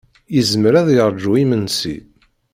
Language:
Kabyle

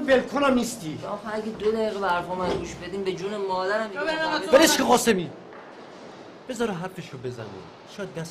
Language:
Persian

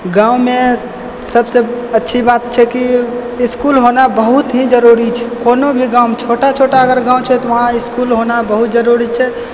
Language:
Maithili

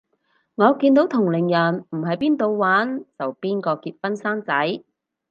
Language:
Cantonese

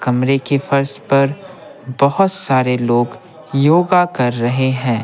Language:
Hindi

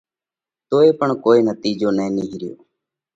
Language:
Parkari Koli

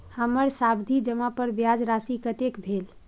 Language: Maithili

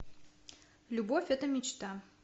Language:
Russian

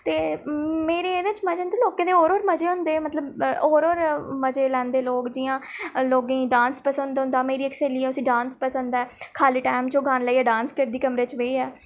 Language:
Dogri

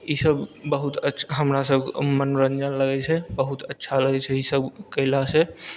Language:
Maithili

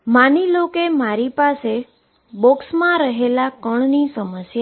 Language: Gujarati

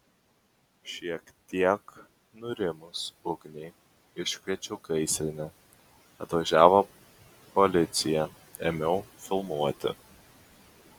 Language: Lithuanian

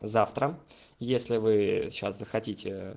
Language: Russian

